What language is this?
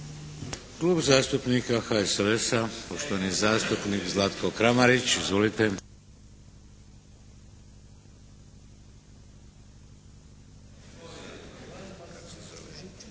Croatian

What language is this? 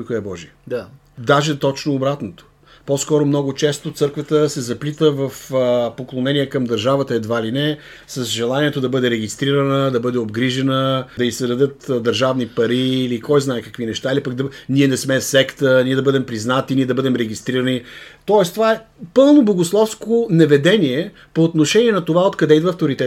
Bulgarian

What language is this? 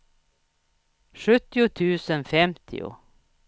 Swedish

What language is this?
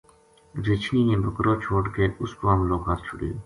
Gujari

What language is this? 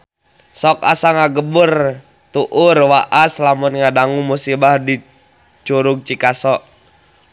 Sundanese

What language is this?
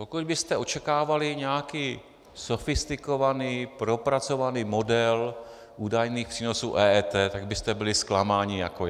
Czech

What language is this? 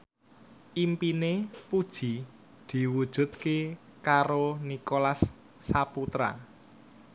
Javanese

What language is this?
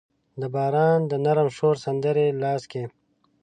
Pashto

